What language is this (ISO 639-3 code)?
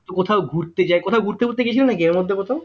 ben